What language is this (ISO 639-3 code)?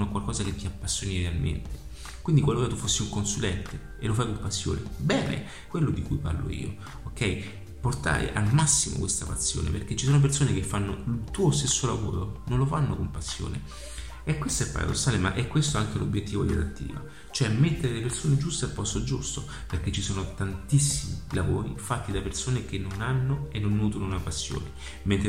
ita